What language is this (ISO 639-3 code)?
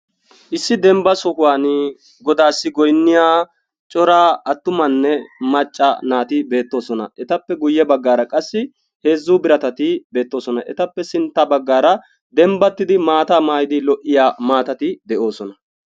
wal